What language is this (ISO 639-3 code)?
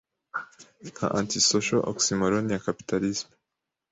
kin